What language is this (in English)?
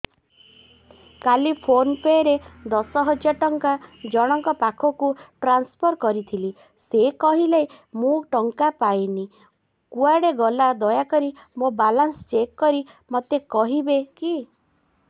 Odia